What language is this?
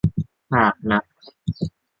Thai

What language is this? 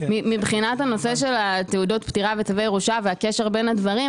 Hebrew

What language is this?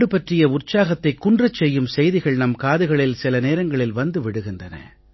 Tamil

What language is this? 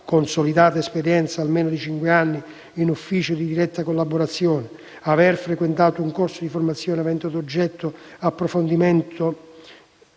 Italian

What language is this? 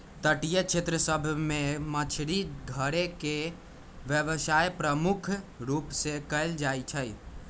Magahi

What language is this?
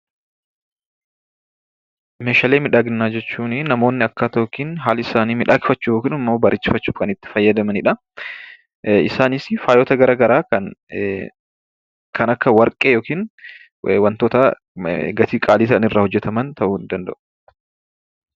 Oromo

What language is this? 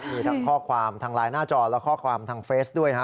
Thai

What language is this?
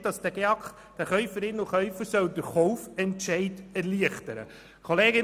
Swiss German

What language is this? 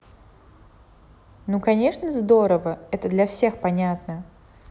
Russian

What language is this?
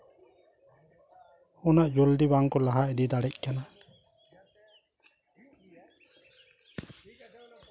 Santali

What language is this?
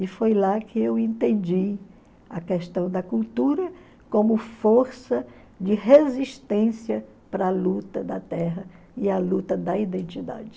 Portuguese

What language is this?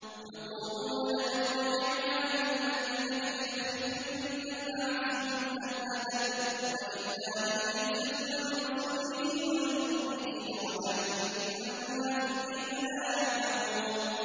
Arabic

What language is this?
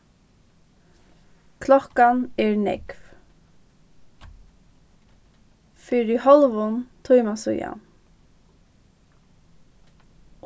Faroese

